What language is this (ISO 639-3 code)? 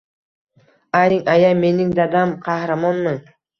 uzb